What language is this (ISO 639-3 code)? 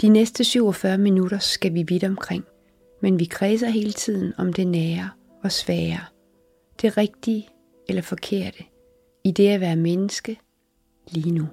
dan